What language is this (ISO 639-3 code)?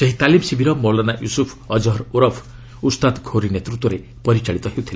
ori